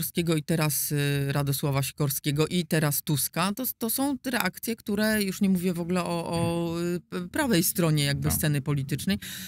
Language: Polish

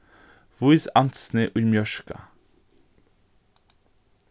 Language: Faroese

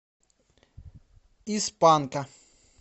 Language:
Russian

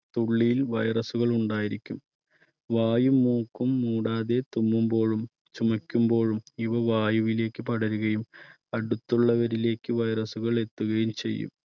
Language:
Malayalam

